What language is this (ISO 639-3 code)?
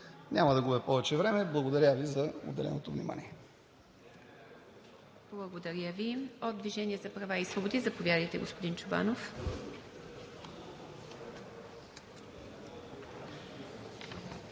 bul